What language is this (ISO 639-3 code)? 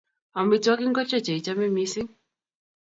kln